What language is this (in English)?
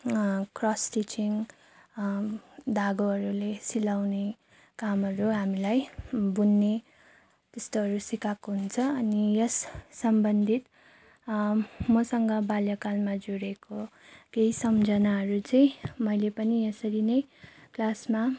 Nepali